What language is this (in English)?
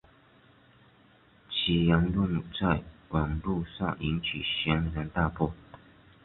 Chinese